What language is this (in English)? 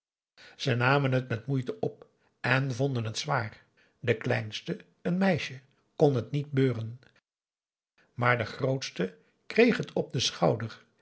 Dutch